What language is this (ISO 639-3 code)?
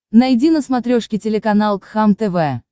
rus